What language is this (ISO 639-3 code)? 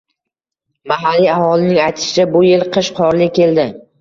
uzb